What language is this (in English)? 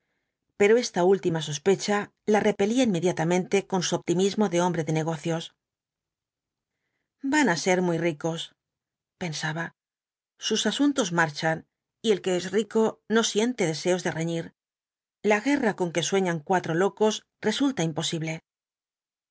Spanish